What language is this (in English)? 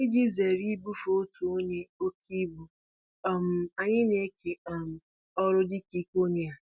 Igbo